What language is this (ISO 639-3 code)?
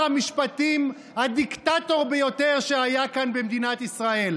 heb